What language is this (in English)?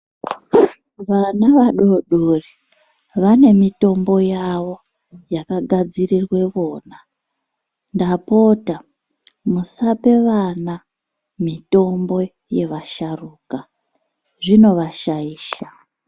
Ndau